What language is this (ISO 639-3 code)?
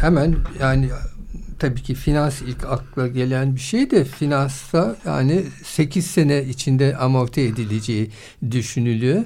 tur